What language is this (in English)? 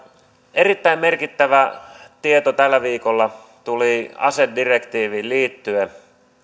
Finnish